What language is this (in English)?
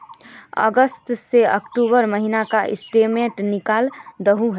Magahi